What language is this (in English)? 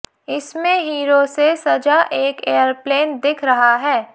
Hindi